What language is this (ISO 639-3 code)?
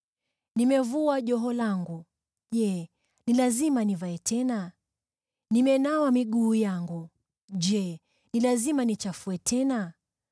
swa